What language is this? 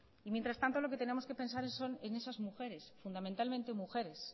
Spanish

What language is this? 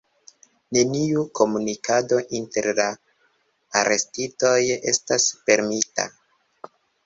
Esperanto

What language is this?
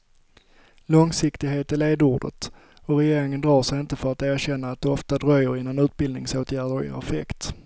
Swedish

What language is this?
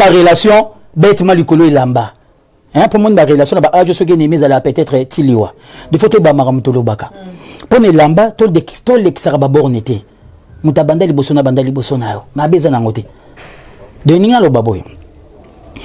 French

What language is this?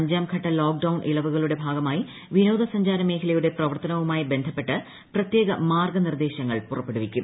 Malayalam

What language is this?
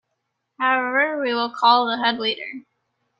English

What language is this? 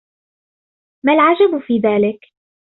Arabic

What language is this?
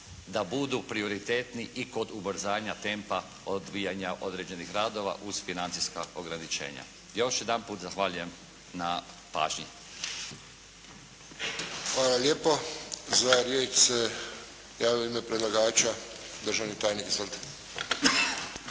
Croatian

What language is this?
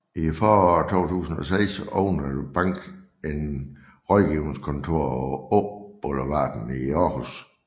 Danish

